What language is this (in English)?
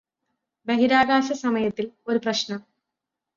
Malayalam